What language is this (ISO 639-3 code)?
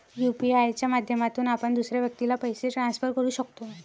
mar